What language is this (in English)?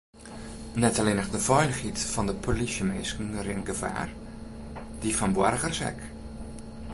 Western Frisian